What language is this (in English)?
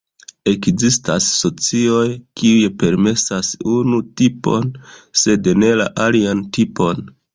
Esperanto